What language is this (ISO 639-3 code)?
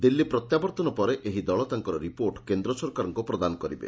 ori